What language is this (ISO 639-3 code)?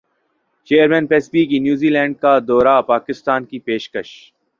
urd